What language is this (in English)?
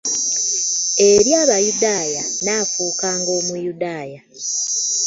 Ganda